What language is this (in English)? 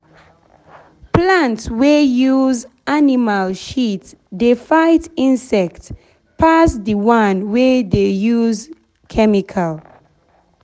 Nigerian Pidgin